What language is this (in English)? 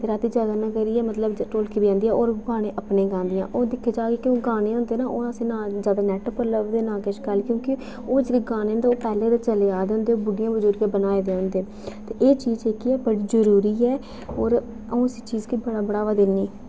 Dogri